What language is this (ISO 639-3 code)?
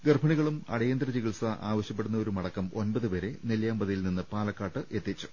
mal